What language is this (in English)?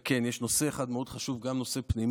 Hebrew